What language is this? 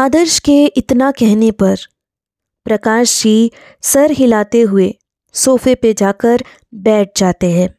Hindi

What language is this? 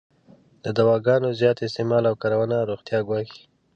Pashto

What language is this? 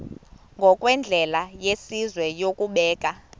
Xhosa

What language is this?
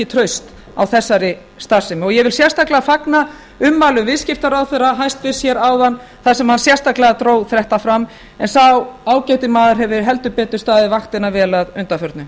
Icelandic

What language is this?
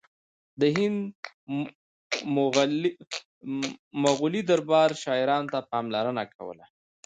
Pashto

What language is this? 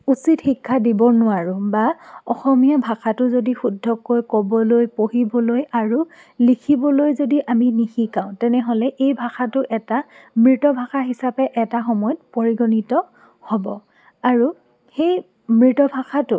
Assamese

